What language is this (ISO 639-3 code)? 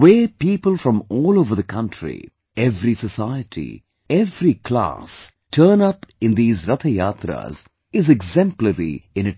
eng